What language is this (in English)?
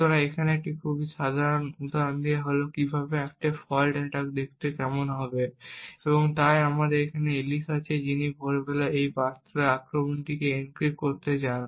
Bangla